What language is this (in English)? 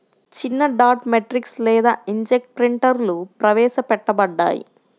Telugu